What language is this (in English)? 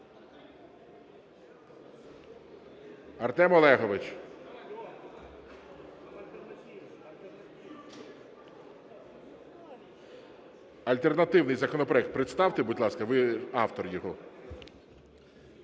Ukrainian